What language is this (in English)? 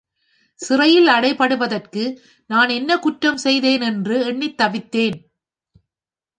Tamil